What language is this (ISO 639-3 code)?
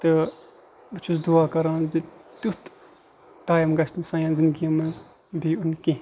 kas